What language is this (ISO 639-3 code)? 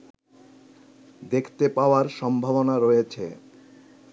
ben